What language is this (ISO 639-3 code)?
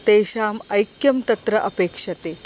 san